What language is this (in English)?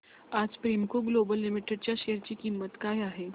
Marathi